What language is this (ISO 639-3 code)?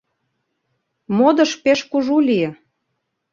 chm